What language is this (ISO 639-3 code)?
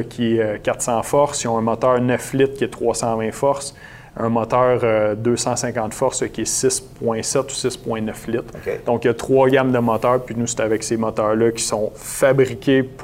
fra